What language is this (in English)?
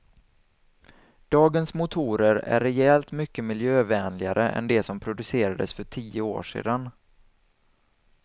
Swedish